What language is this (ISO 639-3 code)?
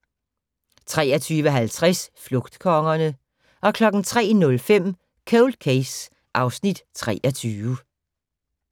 dan